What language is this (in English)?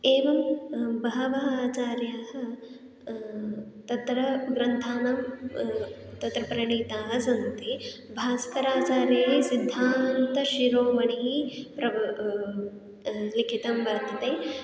Sanskrit